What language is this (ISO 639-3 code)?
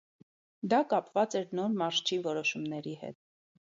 hye